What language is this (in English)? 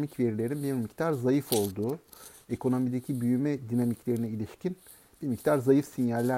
Turkish